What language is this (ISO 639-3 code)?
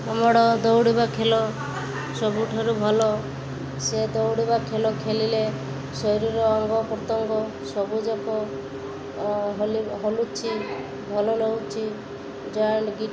ori